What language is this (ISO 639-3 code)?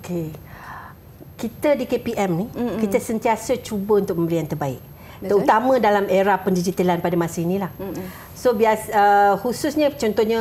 msa